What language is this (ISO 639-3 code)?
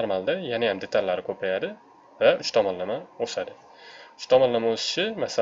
tur